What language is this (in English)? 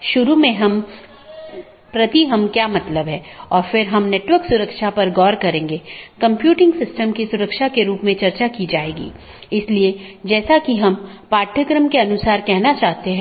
Hindi